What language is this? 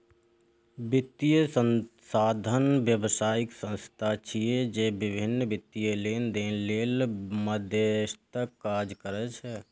Maithili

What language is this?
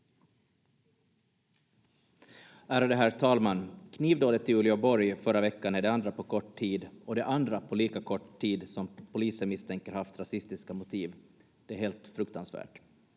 Finnish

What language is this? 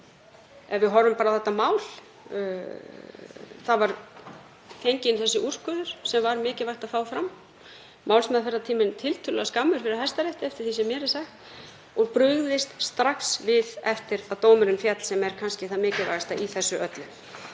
Icelandic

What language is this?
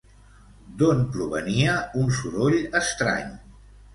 Catalan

